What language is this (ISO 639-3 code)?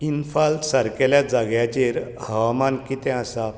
kok